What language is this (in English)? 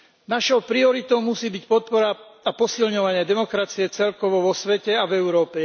Slovak